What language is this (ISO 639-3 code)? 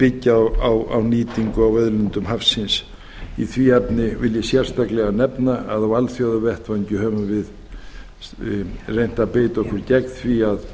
isl